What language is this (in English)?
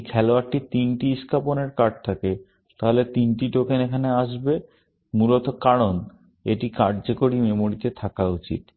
Bangla